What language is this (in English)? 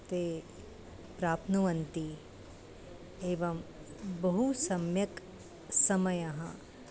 Sanskrit